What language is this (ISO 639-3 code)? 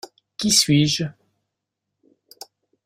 fra